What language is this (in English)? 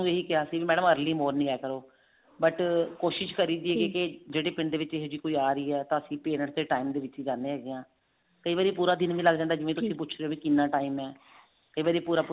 Punjabi